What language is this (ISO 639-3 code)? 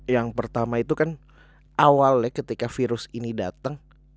ind